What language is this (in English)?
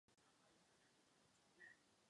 Czech